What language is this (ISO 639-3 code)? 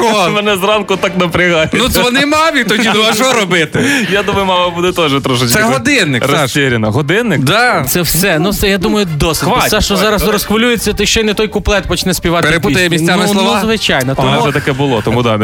ukr